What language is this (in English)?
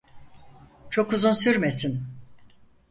Turkish